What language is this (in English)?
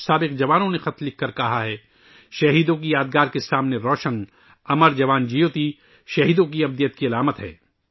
Urdu